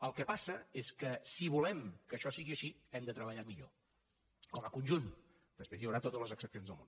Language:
Catalan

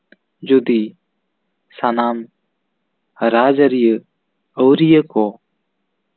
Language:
Santali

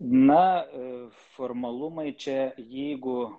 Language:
Lithuanian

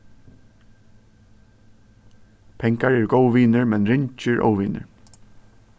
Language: Faroese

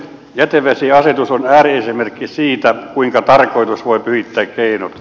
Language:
Finnish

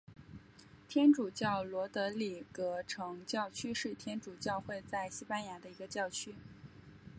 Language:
Chinese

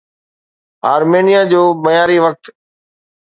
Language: Sindhi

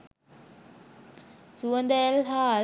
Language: Sinhala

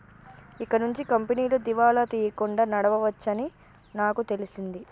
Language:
Telugu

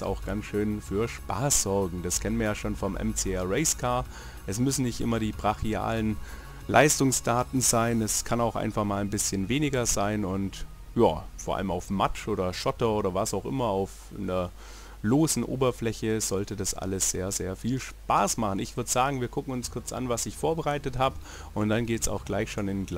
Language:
German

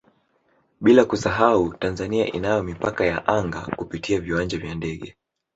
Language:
Swahili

